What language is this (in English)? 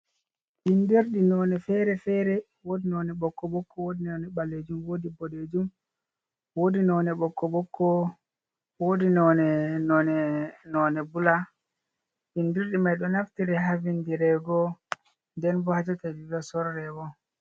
Fula